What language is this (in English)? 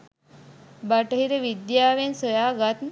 Sinhala